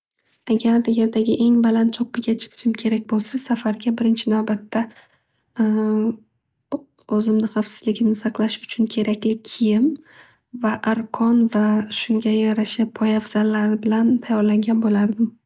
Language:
Uzbek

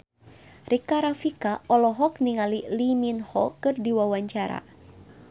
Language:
Sundanese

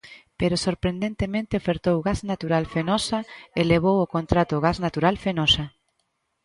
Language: Galician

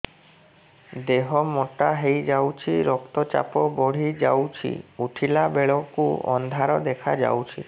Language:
Odia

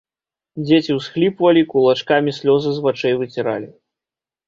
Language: Belarusian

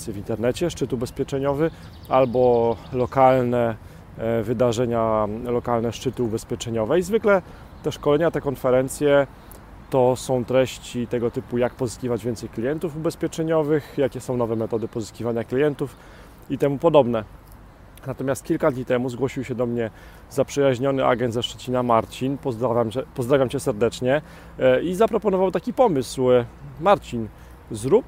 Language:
Polish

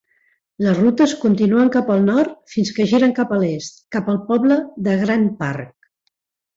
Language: Catalan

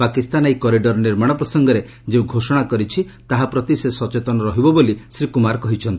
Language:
Odia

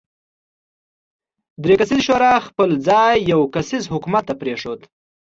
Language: Pashto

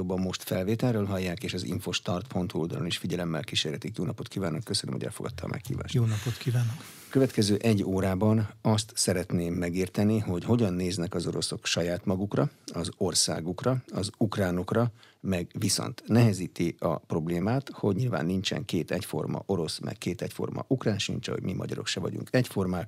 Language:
Hungarian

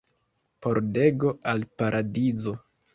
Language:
Esperanto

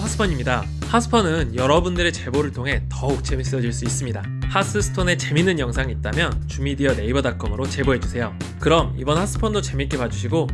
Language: Korean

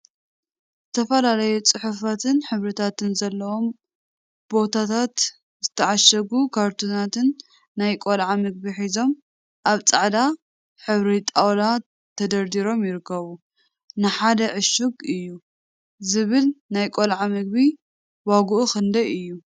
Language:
Tigrinya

